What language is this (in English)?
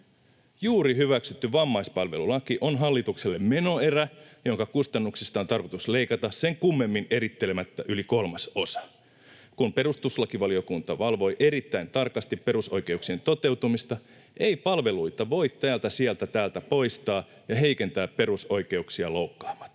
Finnish